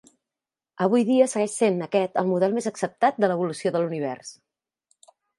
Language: Catalan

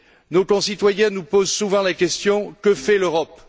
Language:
French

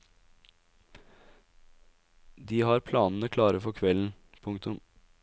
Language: Norwegian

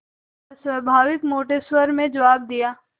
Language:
Hindi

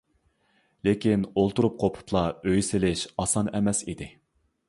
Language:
Uyghur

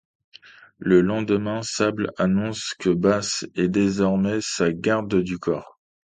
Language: French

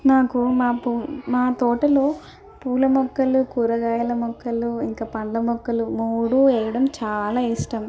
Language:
Telugu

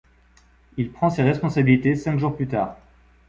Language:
French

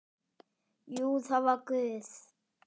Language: Icelandic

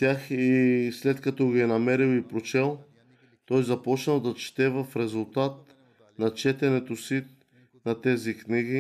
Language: Bulgarian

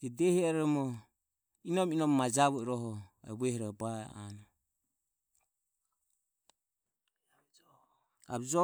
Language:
Ömie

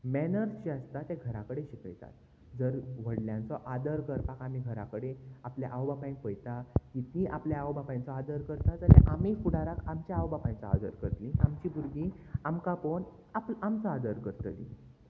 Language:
Konkani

